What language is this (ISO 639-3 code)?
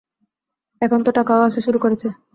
ben